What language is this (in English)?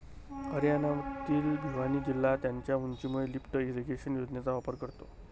Marathi